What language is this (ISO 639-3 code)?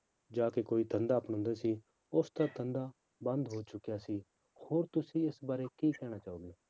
pan